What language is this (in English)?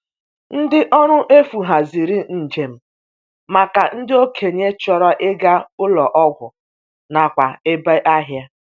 Igbo